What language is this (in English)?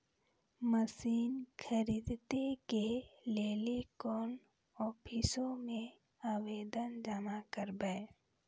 Maithili